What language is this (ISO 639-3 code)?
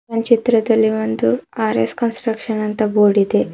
kan